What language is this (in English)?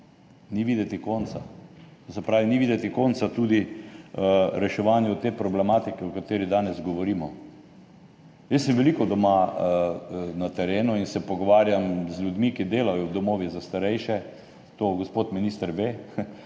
Slovenian